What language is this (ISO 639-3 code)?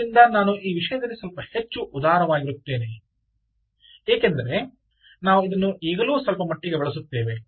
kan